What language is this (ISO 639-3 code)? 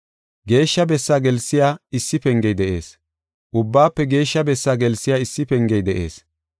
gof